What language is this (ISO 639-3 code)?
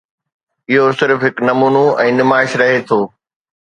snd